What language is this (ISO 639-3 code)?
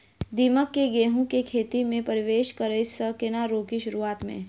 mai